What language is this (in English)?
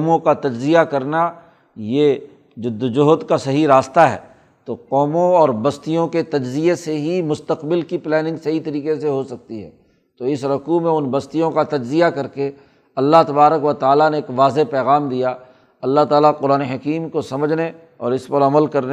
Urdu